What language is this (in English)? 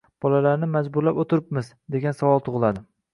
Uzbek